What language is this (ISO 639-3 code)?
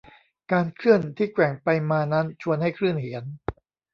tha